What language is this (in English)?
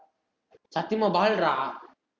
Tamil